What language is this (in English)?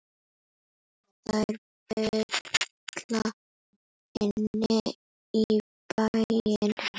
Icelandic